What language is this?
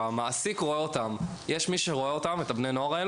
Hebrew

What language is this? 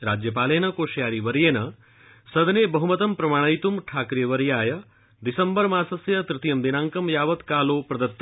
Sanskrit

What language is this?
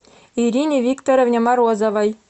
Russian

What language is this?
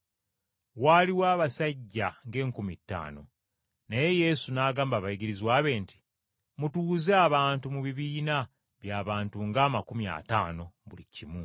Ganda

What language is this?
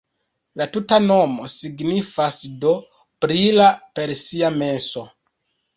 Esperanto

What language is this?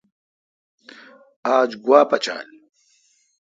Kalkoti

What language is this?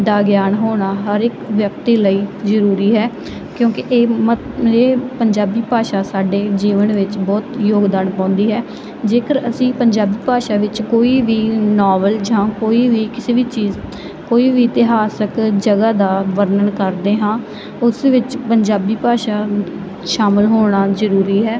Punjabi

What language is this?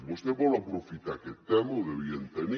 Catalan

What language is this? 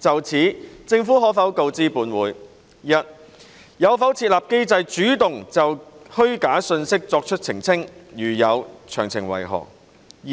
Cantonese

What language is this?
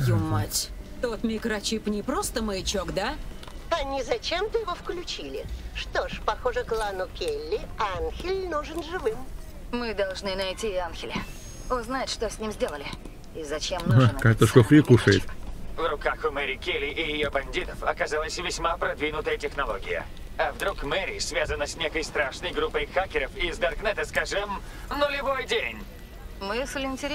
Russian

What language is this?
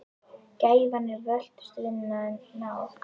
Icelandic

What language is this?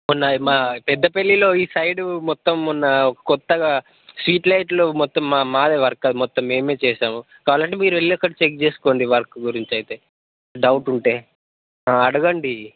Telugu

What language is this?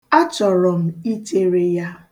Igbo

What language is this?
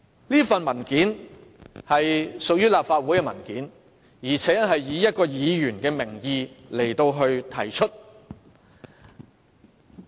Cantonese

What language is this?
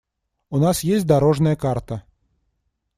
Russian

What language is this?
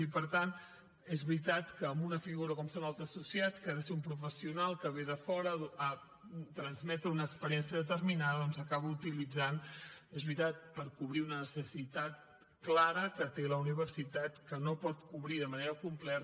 Catalan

